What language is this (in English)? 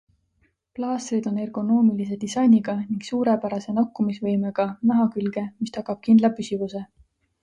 Estonian